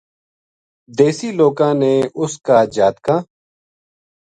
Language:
Gujari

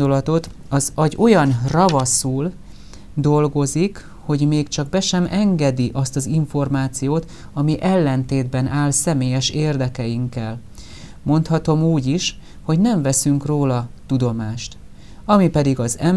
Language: Hungarian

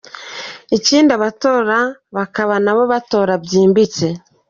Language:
Kinyarwanda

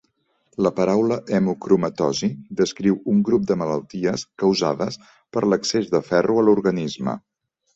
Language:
Catalan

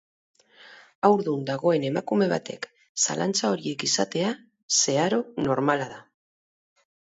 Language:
Basque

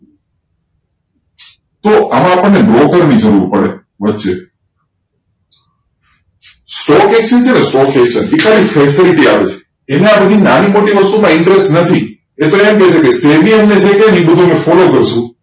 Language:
Gujarati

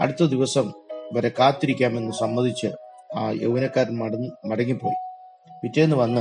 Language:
Malayalam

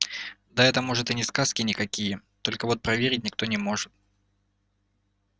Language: Russian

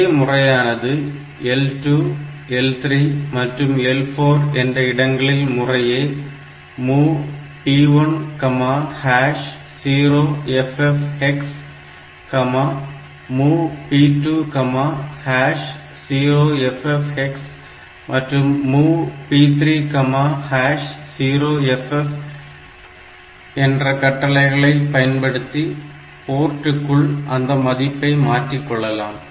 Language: Tamil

